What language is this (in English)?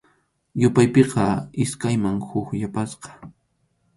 Arequipa-La Unión Quechua